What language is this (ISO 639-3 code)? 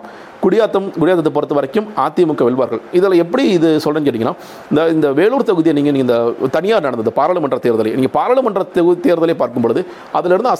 tam